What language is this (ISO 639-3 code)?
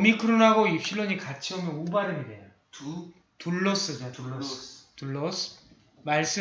kor